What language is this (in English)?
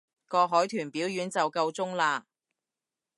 Cantonese